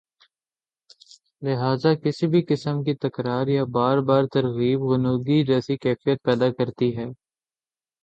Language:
Urdu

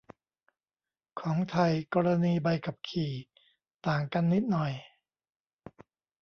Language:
Thai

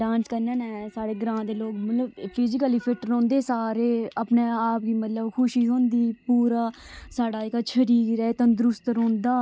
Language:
Dogri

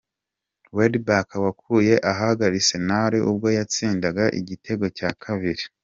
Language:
Kinyarwanda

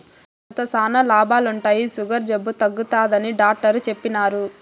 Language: Telugu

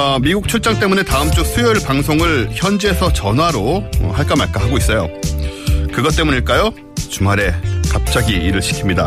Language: Korean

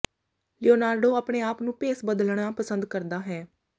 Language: Punjabi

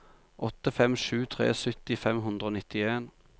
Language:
Norwegian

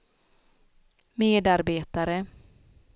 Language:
Swedish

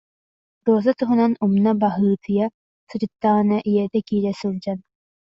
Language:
Yakut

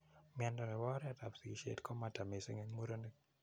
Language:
Kalenjin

